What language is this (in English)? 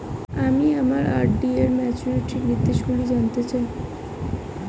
Bangla